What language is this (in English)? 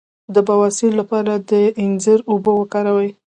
Pashto